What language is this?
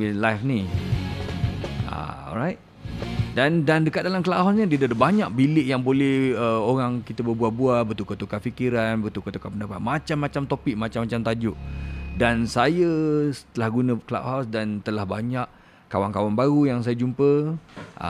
Malay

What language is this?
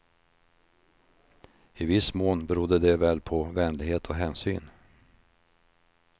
Swedish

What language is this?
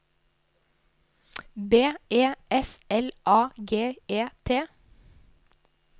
Norwegian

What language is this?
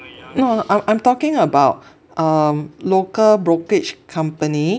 English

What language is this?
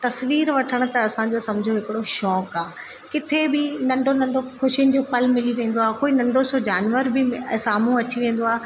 Sindhi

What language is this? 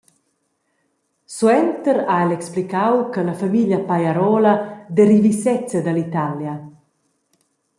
Romansh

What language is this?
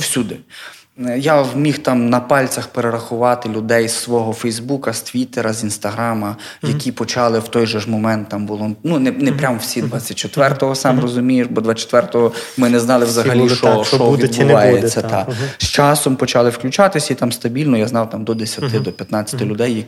Ukrainian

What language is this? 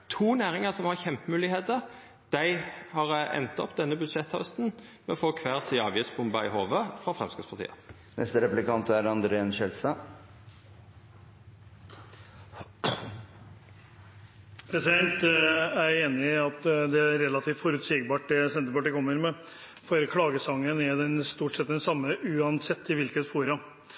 Norwegian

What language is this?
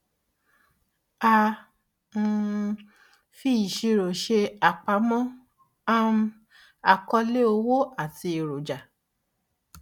Yoruba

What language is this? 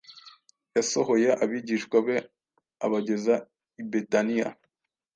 Kinyarwanda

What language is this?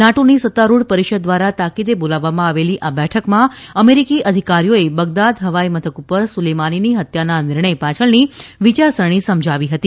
Gujarati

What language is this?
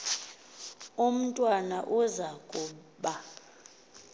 Xhosa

